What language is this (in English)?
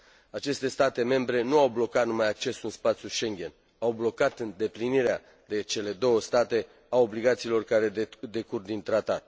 Romanian